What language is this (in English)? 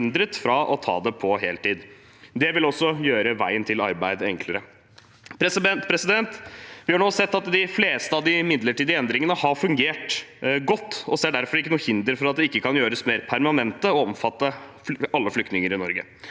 Norwegian